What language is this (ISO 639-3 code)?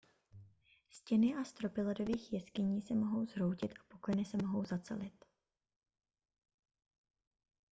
ces